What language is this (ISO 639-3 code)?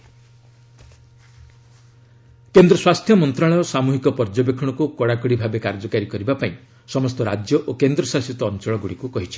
ori